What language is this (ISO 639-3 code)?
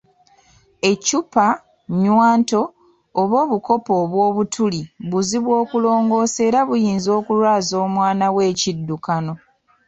lug